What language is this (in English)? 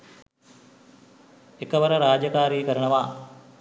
Sinhala